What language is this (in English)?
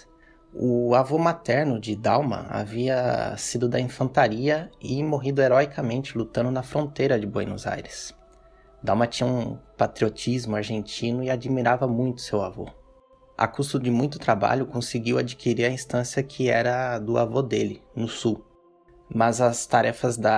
Portuguese